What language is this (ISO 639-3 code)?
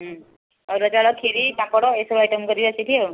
ori